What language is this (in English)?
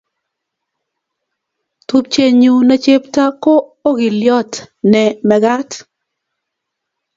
Kalenjin